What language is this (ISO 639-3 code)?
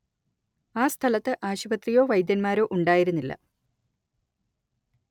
mal